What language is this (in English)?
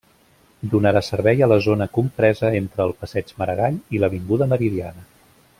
Catalan